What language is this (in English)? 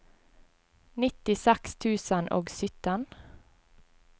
Norwegian